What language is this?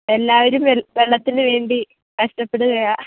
Malayalam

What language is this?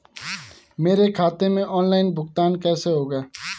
Hindi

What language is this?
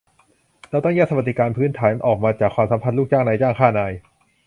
Thai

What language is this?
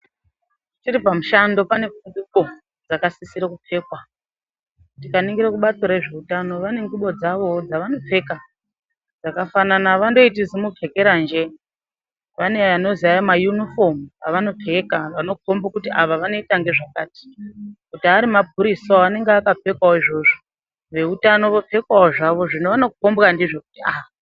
Ndau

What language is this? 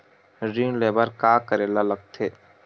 Chhattisgarhi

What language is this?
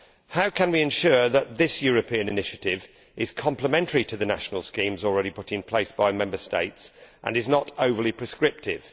English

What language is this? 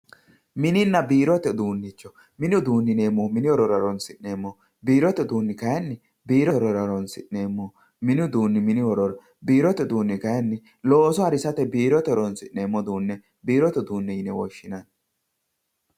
Sidamo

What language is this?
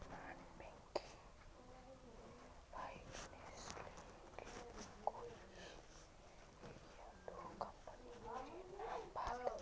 Magahi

